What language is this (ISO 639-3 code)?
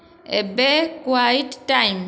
ori